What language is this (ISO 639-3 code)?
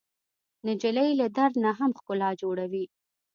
pus